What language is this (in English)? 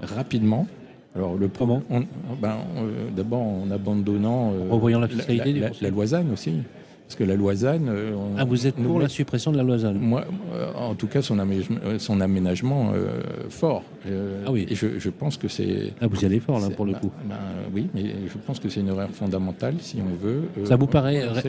French